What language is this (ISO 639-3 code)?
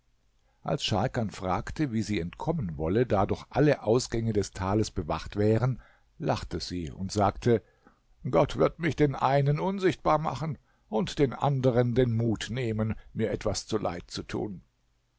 deu